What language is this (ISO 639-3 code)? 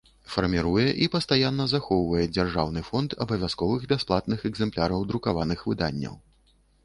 bel